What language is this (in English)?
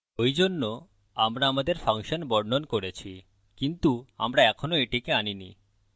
Bangla